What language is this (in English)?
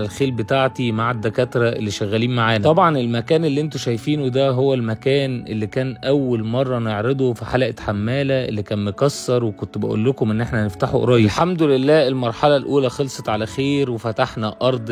Arabic